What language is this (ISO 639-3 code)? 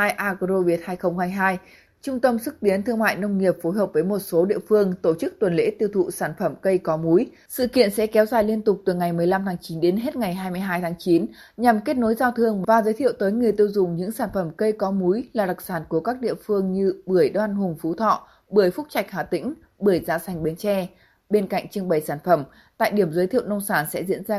vie